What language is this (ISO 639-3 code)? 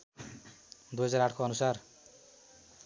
nep